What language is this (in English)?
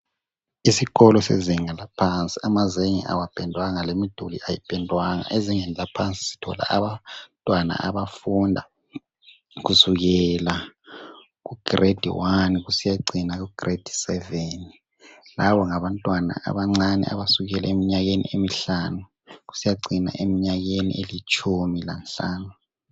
North Ndebele